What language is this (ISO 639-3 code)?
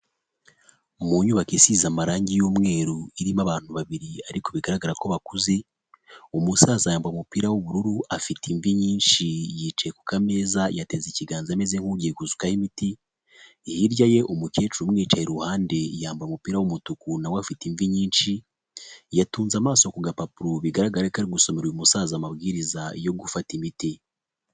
kin